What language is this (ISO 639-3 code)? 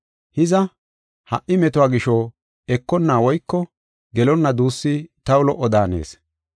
gof